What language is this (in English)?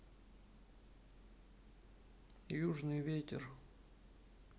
Russian